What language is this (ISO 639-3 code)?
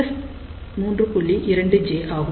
tam